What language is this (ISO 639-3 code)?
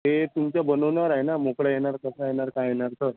mar